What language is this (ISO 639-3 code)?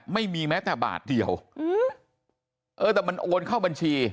tha